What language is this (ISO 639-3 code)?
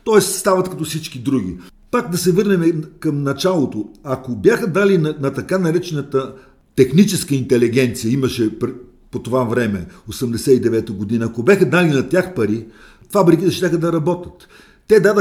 bul